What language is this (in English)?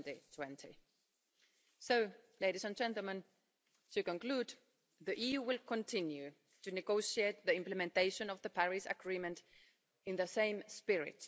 English